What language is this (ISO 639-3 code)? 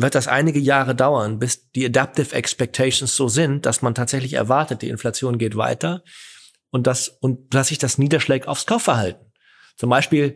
deu